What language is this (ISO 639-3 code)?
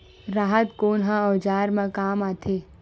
hne